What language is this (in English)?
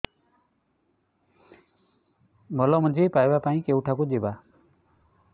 Odia